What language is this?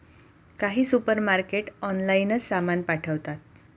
Marathi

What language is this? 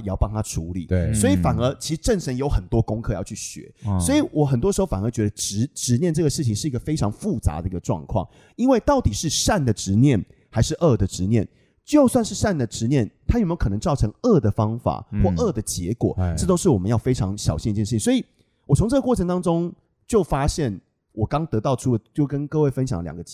Chinese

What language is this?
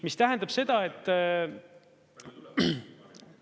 Estonian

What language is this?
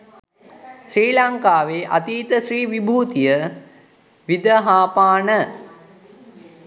Sinhala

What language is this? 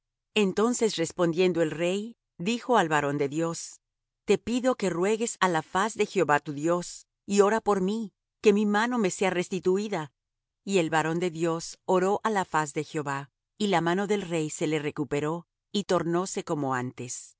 Spanish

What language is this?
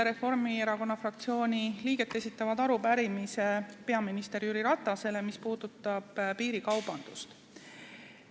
Estonian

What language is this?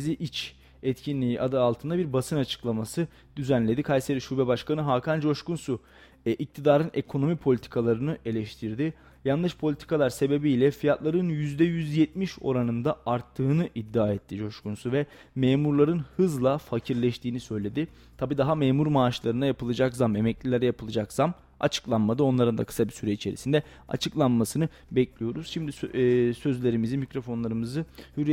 Turkish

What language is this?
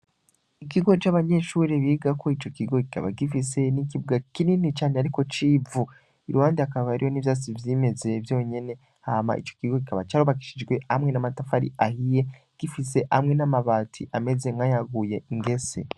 Rundi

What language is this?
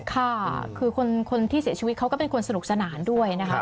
Thai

